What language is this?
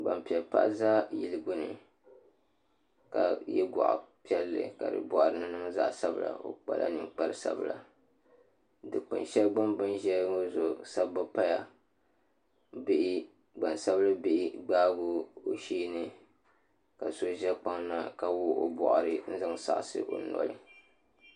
Dagbani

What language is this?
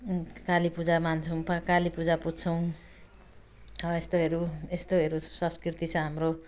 Nepali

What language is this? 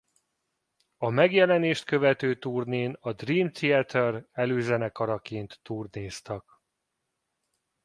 Hungarian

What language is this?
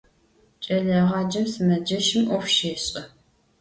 Adyghe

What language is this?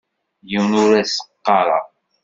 Kabyle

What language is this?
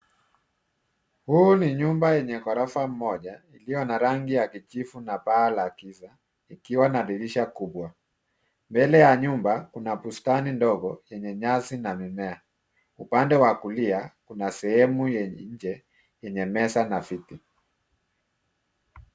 Swahili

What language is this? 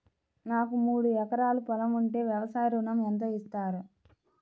Telugu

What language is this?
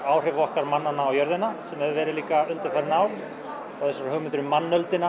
Icelandic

